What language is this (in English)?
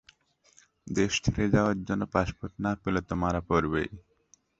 Bangla